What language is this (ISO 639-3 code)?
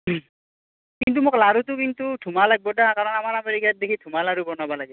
asm